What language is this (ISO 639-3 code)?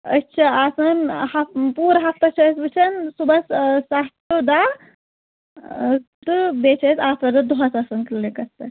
kas